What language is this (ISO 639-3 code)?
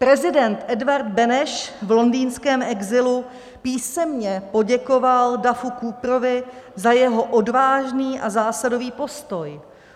ces